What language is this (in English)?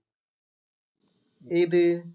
Malayalam